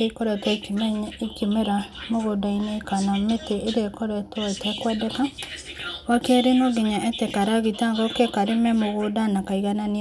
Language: Kikuyu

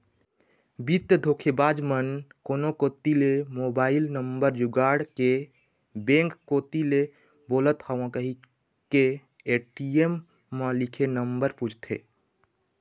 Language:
Chhattisgarhi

